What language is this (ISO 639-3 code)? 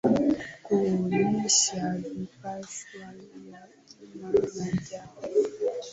swa